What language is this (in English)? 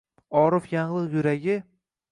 Uzbek